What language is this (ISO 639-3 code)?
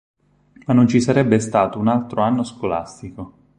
ita